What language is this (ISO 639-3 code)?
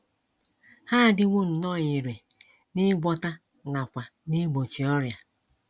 ibo